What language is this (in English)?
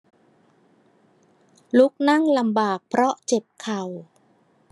Thai